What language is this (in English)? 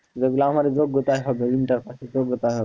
Bangla